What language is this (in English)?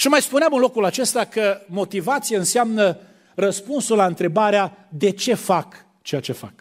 Romanian